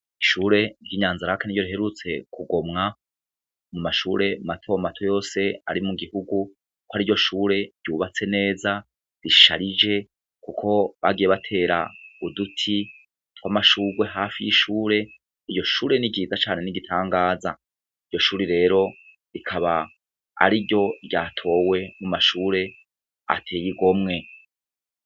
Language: Rundi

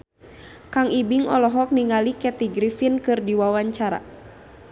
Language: Sundanese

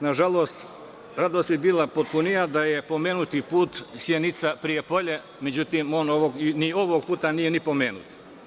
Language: Serbian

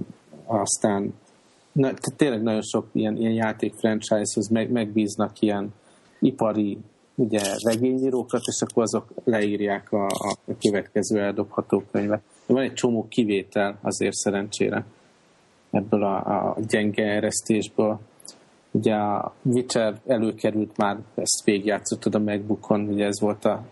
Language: Hungarian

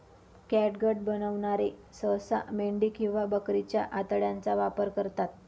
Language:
Marathi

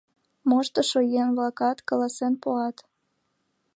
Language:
Mari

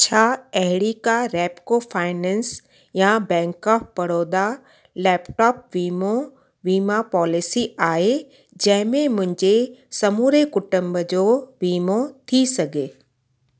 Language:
Sindhi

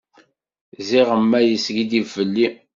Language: Kabyle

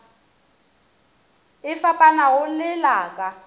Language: Northern Sotho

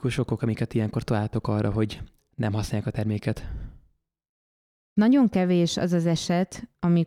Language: Hungarian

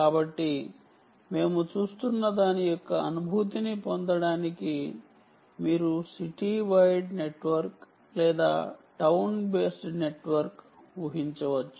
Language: Telugu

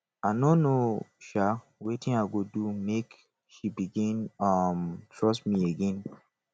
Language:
Nigerian Pidgin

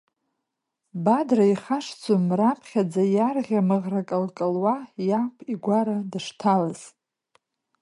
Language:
Abkhazian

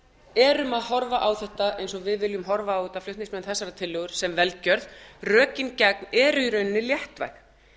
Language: Icelandic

